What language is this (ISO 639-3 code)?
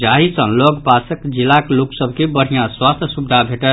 mai